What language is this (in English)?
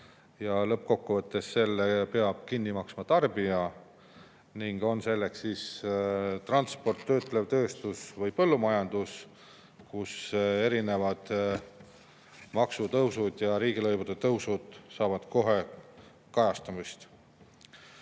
Estonian